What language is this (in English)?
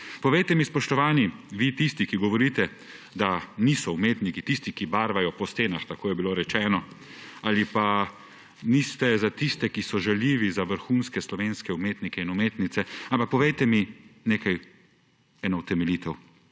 Slovenian